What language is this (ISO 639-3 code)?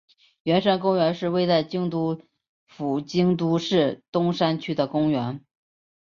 zho